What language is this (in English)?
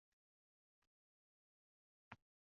Uzbek